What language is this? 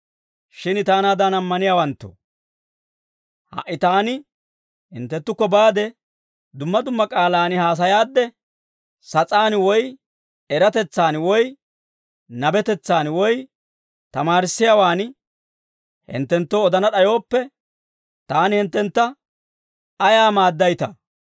Dawro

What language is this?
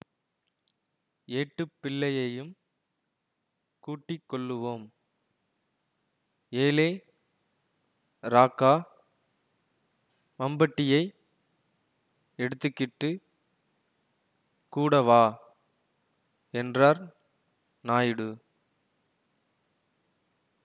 Tamil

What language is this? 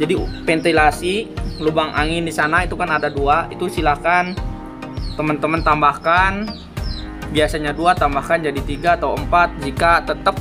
Indonesian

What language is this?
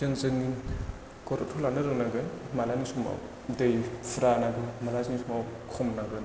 Bodo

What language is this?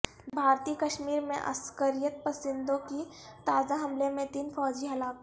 Urdu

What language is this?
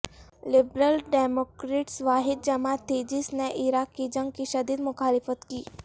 Urdu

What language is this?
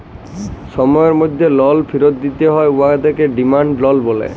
Bangla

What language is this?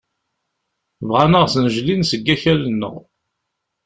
Kabyle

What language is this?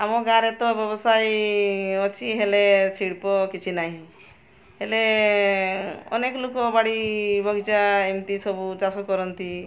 Odia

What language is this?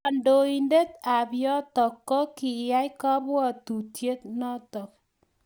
Kalenjin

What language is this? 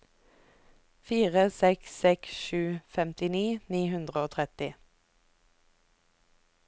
Norwegian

